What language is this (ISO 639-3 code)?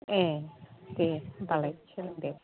brx